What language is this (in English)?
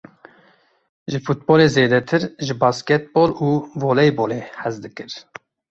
Kurdish